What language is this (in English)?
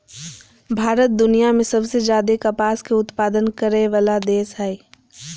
Magahi